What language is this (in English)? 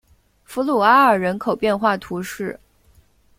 Chinese